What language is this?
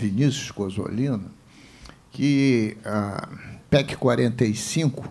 Portuguese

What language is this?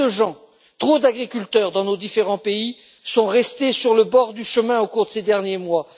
French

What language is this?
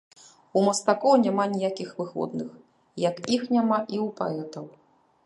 Belarusian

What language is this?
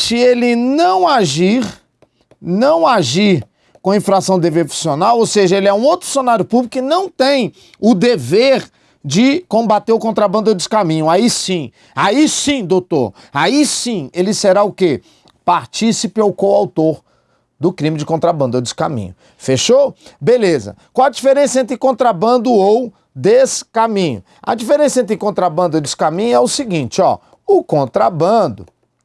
Portuguese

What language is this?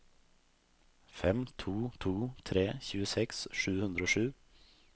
Norwegian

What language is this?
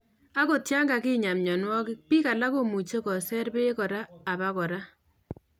Kalenjin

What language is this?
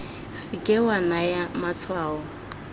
Tswana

